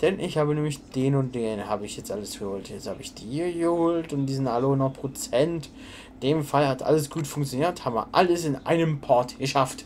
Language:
German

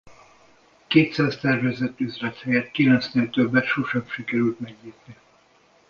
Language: Hungarian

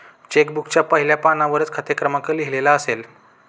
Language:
Marathi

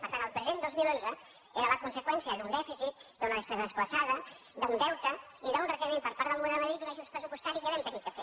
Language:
Catalan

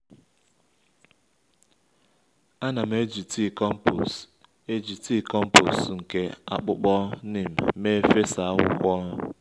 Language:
Igbo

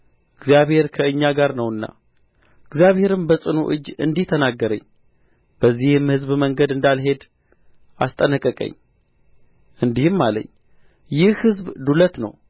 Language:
Amharic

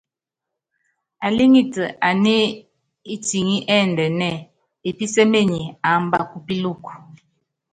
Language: Yangben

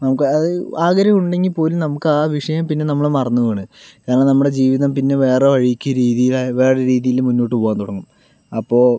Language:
Malayalam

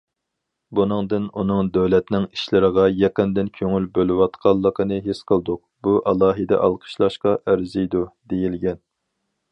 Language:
Uyghur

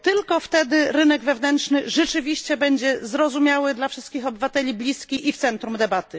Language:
Polish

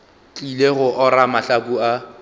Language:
Northern Sotho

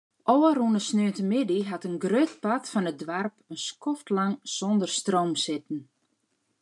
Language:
Western Frisian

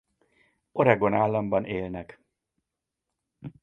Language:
Hungarian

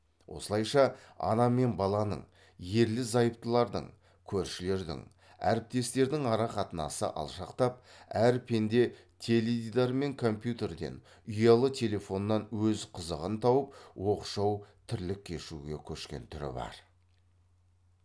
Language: Kazakh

